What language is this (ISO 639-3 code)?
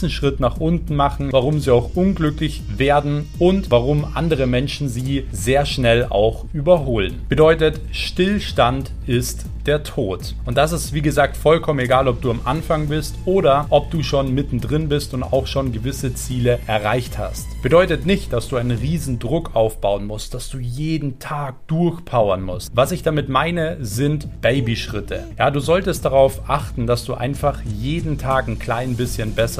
deu